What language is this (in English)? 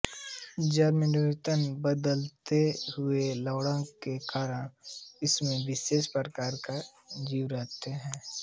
Hindi